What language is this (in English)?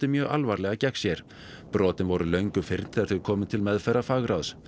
Icelandic